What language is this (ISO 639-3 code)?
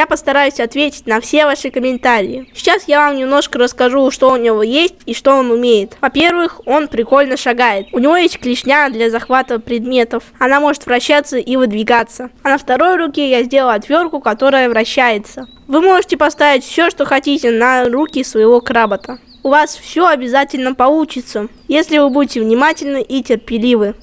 rus